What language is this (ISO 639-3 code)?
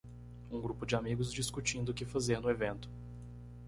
por